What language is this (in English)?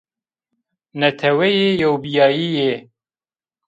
Zaza